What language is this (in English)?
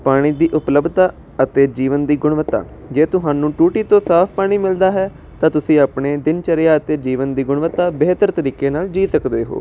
Punjabi